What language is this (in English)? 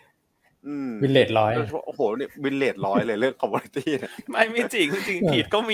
Thai